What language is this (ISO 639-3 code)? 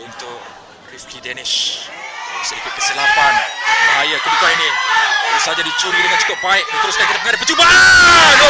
msa